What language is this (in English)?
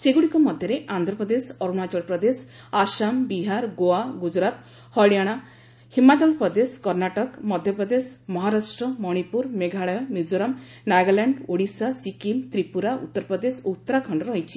Odia